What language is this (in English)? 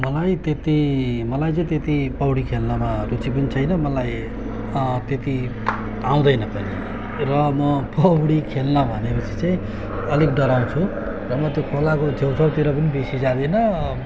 Nepali